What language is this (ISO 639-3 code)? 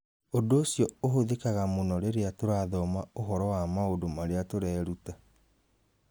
kik